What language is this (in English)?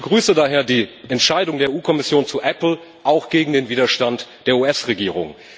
German